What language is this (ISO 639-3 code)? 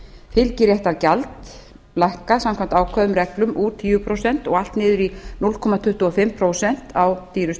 isl